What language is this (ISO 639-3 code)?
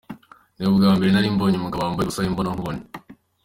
kin